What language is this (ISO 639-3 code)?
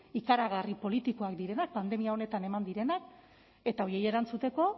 eus